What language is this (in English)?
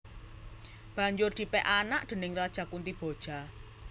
Javanese